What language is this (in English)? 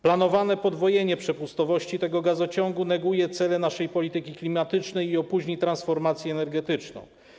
Polish